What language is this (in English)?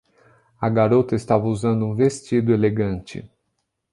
Portuguese